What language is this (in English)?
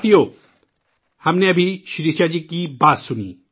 Urdu